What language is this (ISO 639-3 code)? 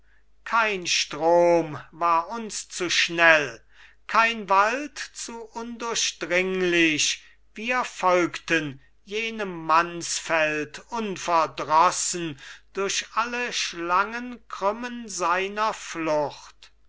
deu